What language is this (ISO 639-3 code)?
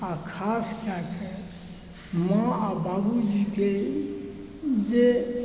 mai